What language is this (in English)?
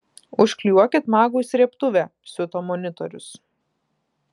Lithuanian